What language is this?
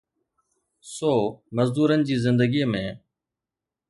Sindhi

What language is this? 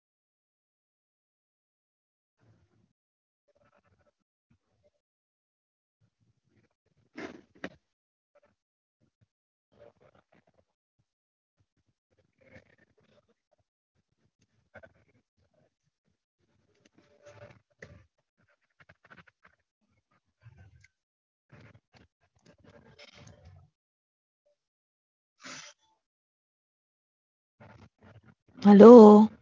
Gujarati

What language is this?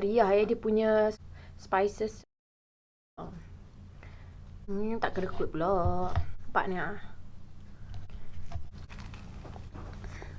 Malay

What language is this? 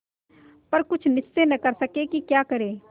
Hindi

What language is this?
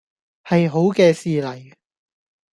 Cantonese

